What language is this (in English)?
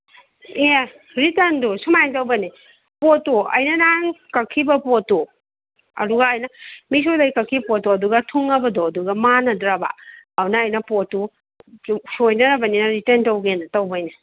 Manipuri